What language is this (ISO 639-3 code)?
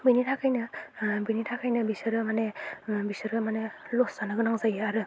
brx